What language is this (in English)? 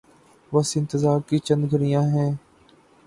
Urdu